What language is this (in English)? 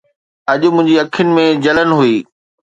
Sindhi